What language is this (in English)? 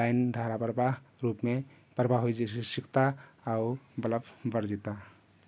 Kathoriya Tharu